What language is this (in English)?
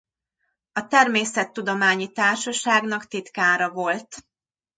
Hungarian